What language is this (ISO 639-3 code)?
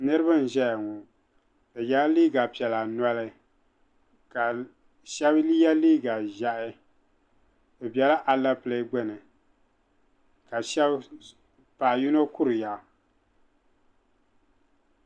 dag